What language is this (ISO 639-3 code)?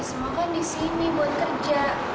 ind